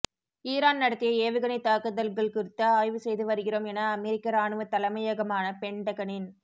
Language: Tamil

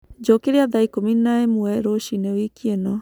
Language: Kikuyu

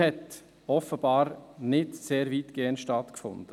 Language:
Swiss German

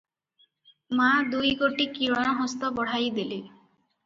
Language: Odia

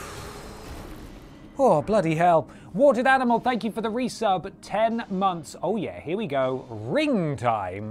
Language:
English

